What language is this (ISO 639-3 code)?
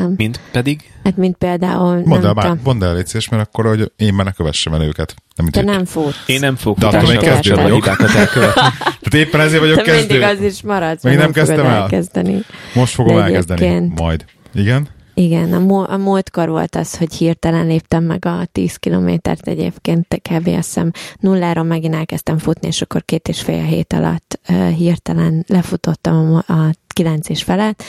hun